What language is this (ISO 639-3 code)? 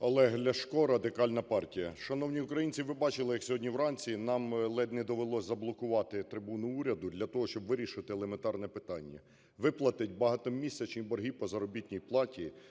ukr